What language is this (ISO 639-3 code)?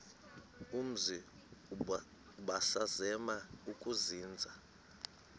xho